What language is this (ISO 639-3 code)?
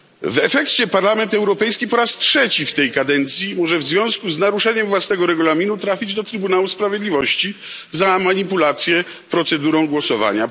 pol